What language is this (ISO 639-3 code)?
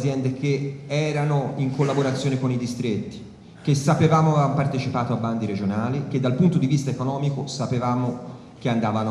ita